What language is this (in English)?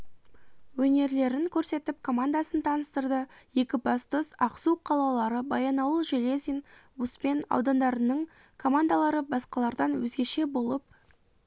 Kazakh